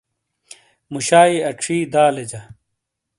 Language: Shina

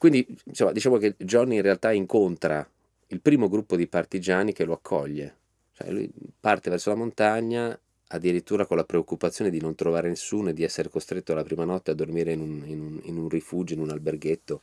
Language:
Italian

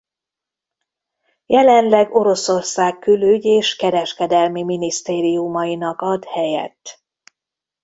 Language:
Hungarian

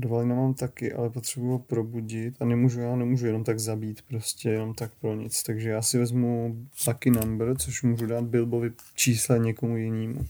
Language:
Czech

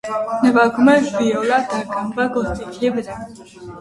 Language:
Armenian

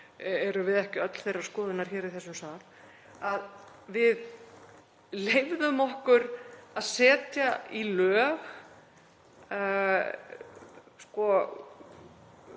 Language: Icelandic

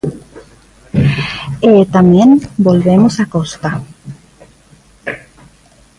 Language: Galician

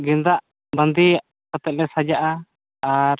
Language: Santali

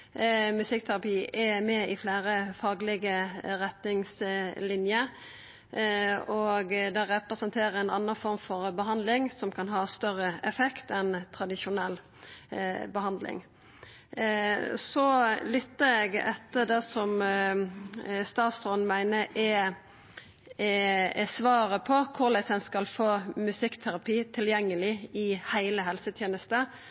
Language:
Norwegian Nynorsk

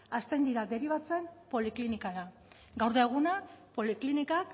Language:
Basque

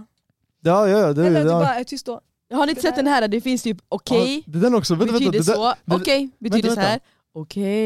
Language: Swedish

